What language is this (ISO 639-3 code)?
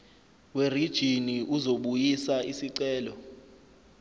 zul